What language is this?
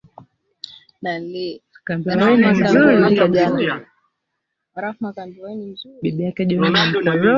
Swahili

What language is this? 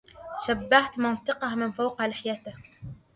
Arabic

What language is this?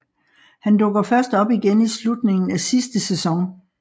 Danish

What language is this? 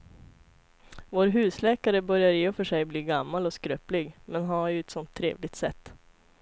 Swedish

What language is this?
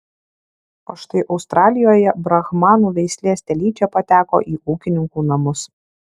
Lithuanian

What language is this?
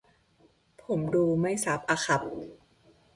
Thai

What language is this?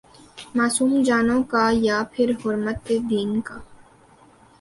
Urdu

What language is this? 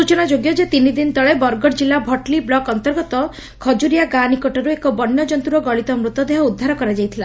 Odia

